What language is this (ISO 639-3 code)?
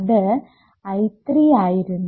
mal